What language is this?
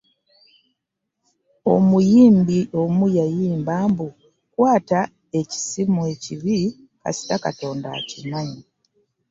Ganda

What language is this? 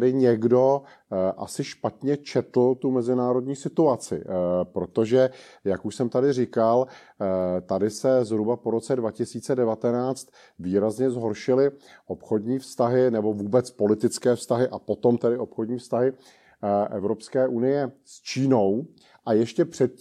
Czech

